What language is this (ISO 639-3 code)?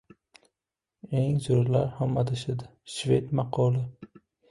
uzb